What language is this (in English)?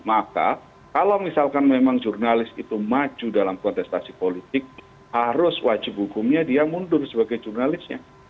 Indonesian